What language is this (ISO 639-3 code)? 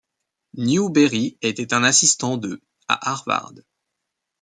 fra